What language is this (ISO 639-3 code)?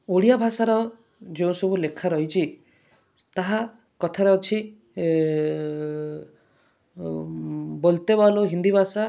ori